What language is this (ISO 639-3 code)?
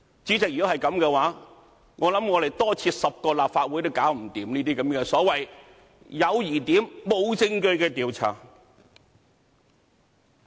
yue